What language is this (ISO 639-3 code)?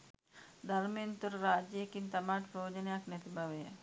sin